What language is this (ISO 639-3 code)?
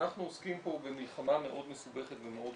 heb